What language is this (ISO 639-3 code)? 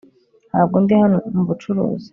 kin